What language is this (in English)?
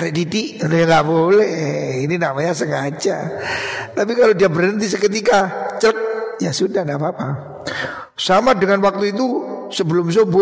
Indonesian